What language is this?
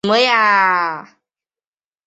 Chinese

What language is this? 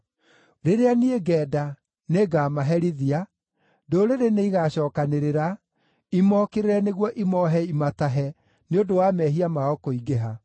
Kikuyu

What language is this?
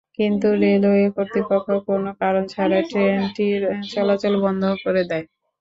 Bangla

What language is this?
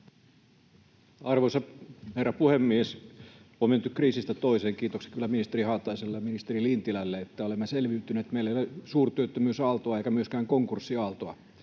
Finnish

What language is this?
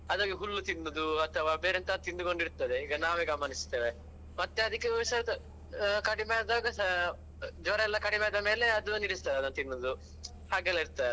Kannada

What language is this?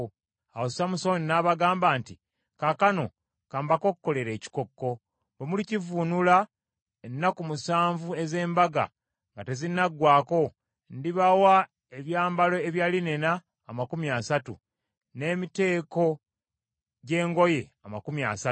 Ganda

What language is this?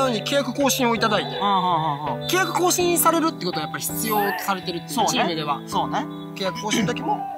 Japanese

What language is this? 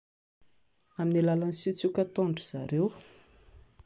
Malagasy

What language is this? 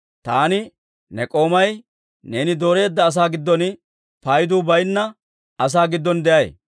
Dawro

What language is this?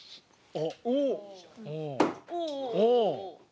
Japanese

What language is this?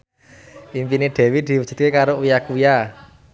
Javanese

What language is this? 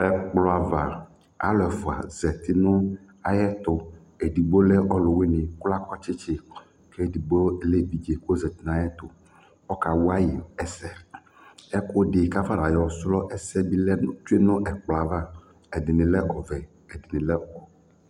Ikposo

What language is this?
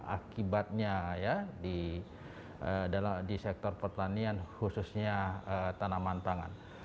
Indonesian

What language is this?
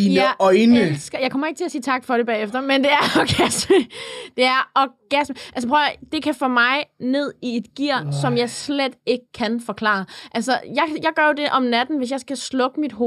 Danish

